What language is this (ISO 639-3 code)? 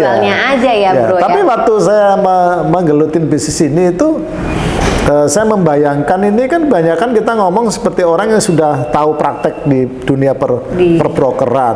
ind